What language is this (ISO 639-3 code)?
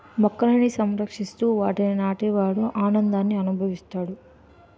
tel